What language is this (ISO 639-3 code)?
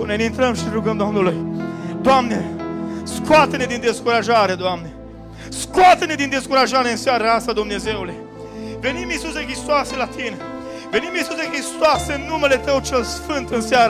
ron